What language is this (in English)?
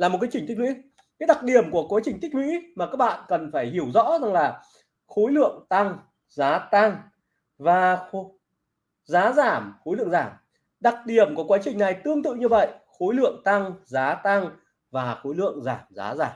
Vietnamese